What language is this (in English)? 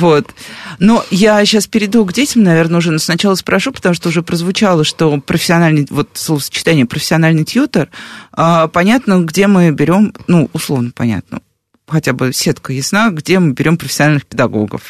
Russian